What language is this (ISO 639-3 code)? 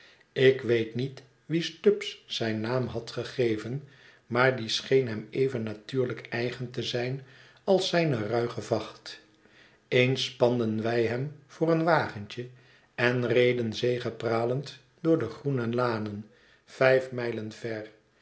nld